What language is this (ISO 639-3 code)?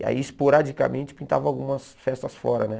por